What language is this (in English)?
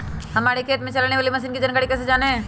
Magahi